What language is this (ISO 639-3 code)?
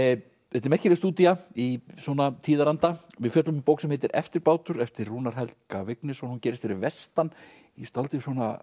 isl